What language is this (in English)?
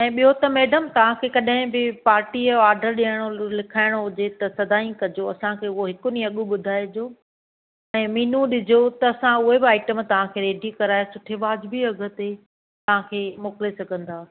Sindhi